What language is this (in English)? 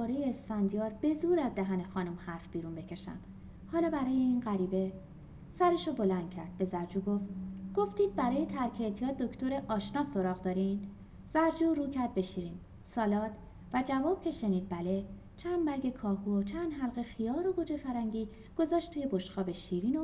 Persian